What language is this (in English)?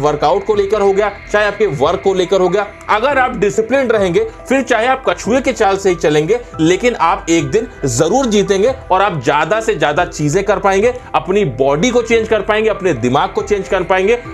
Hindi